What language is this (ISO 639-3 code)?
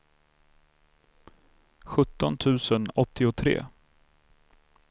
swe